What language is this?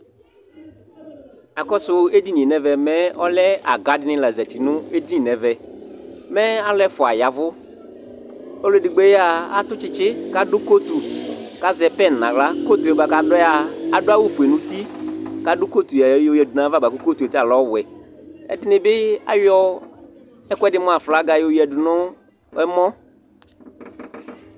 Ikposo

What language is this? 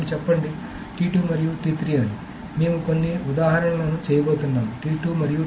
Telugu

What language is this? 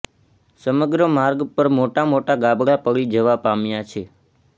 Gujarati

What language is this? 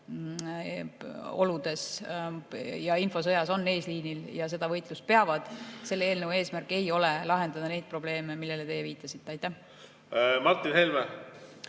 Estonian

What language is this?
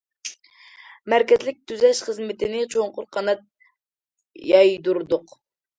Uyghur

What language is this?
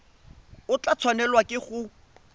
Tswana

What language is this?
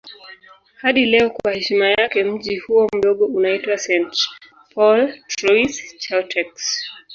Swahili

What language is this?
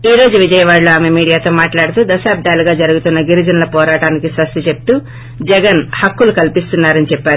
Telugu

